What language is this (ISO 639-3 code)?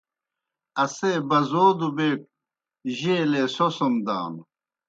plk